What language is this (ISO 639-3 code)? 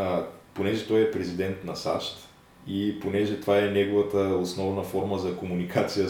bul